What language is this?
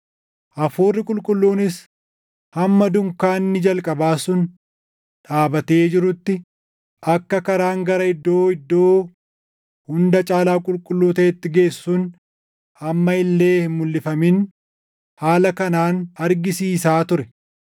Oromo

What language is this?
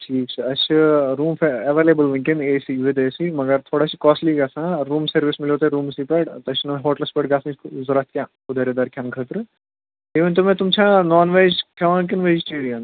Kashmiri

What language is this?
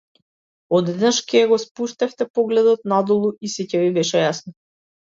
Macedonian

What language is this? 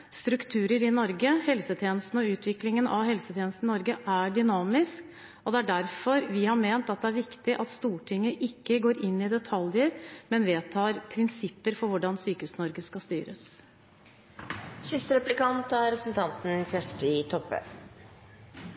Norwegian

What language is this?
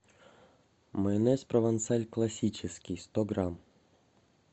Russian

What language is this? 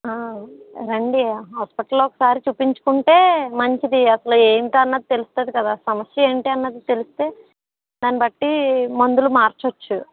Telugu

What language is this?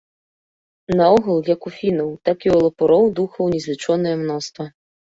Belarusian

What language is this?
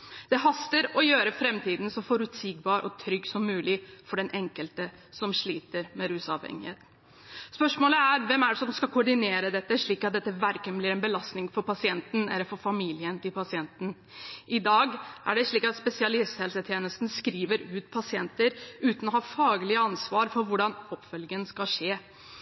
Norwegian Bokmål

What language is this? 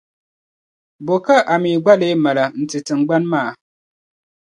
Dagbani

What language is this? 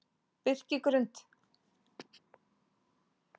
Icelandic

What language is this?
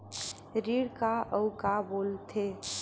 Chhattisgarhi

